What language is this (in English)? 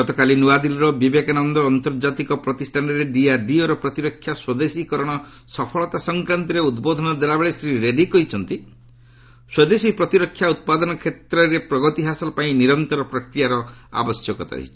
Odia